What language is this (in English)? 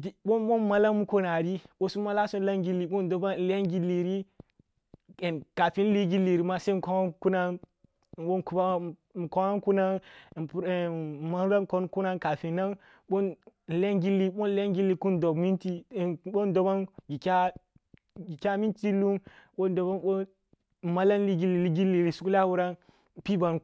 Kulung (Nigeria)